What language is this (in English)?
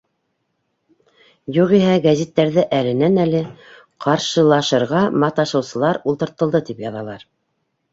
Bashkir